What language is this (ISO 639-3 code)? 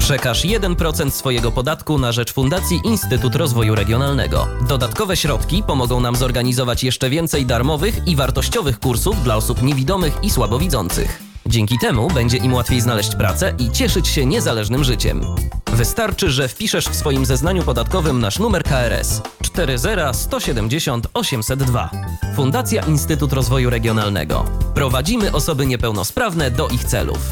pol